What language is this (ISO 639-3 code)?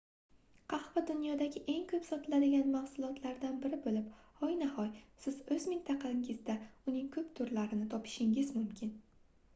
uzb